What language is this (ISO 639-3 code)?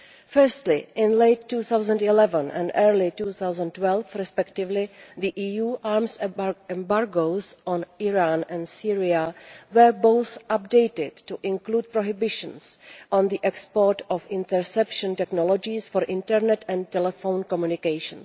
eng